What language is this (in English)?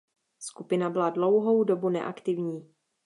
Czech